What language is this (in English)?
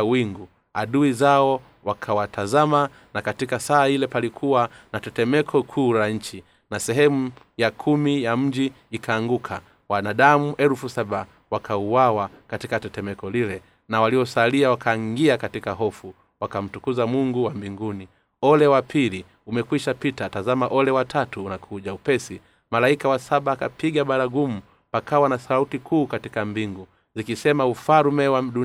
Swahili